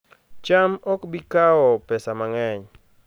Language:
Luo (Kenya and Tanzania)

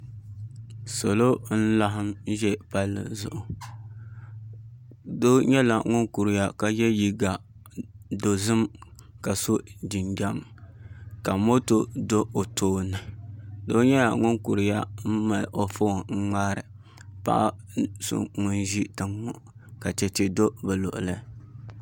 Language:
Dagbani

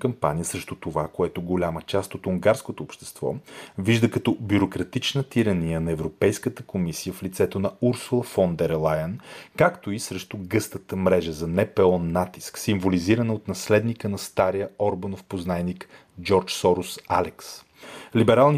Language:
Bulgarian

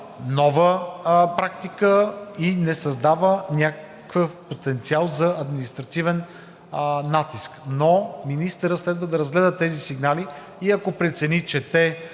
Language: Bulgarian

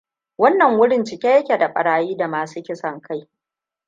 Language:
Hausa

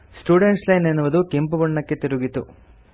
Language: Kannada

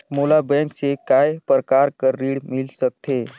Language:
Chhattisgarhi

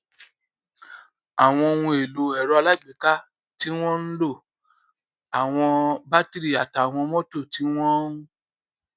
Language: Yoruba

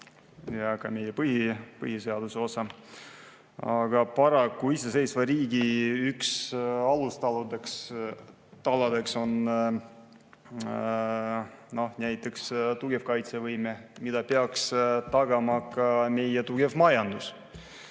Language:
Estonian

